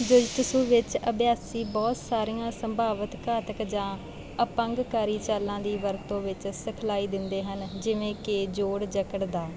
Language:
Punjabi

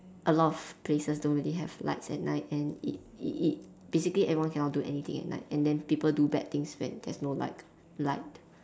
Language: English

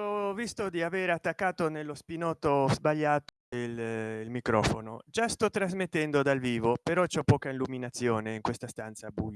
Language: Italian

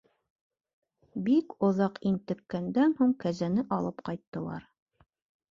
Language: Bashkir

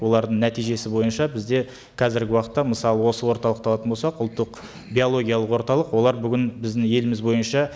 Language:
Kazakh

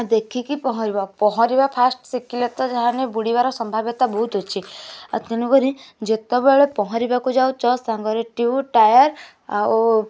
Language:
Odia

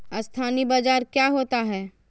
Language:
Magahi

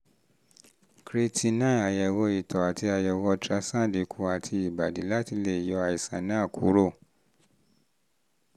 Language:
Yoruba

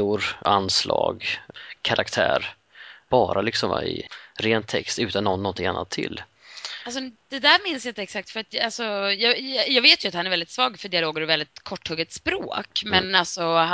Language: Swedish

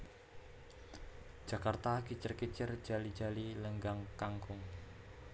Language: Javanese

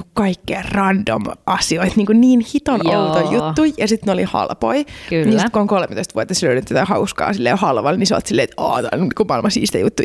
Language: Finnish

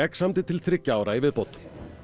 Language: Icelandic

